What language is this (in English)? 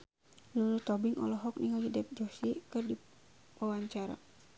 Sundanese